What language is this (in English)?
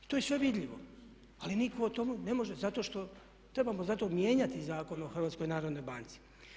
Croatian